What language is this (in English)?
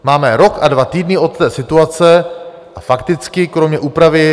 Czech